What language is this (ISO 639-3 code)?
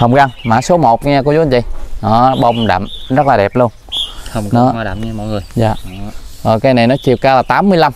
vie